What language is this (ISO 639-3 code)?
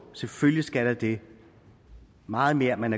dan